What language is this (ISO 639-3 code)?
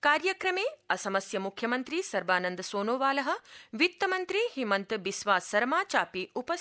san